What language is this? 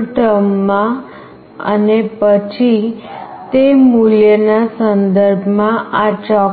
Gujarati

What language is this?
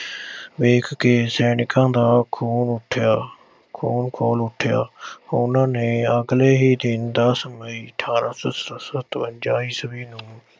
Punjabi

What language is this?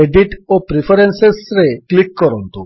Odia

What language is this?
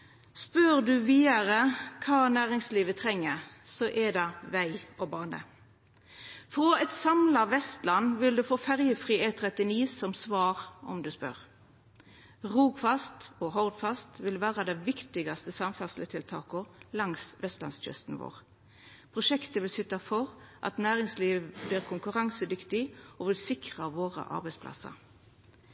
Norwegian Nynorsk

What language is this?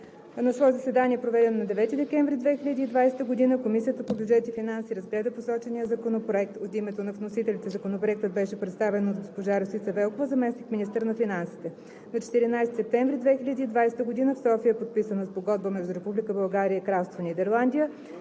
Bulgarian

